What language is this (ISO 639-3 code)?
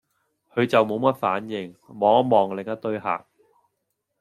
yue